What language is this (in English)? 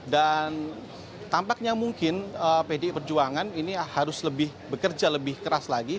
Indonesian